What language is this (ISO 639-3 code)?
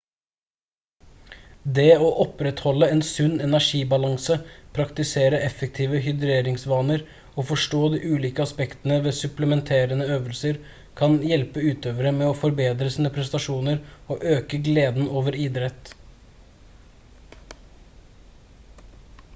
nob